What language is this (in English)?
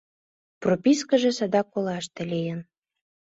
Mari